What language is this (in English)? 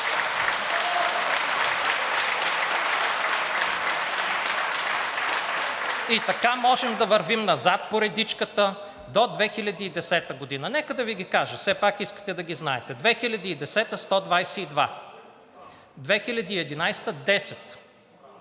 Bulgarian